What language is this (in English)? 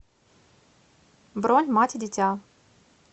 Russian